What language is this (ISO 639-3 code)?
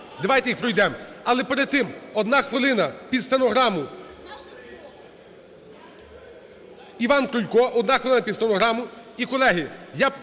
ukr